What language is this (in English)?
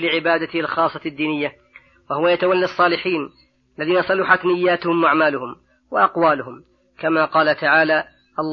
Arabic